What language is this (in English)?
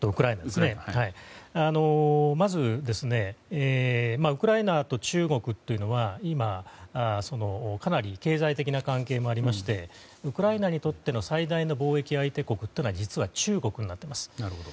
Japanese